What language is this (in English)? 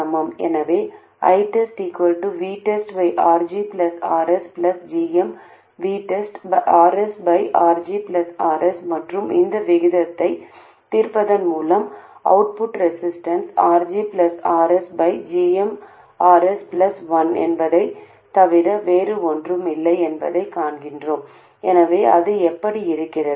Tamil